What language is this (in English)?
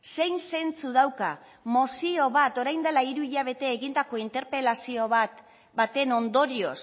Basque